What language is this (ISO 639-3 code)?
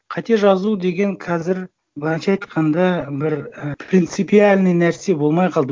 kaz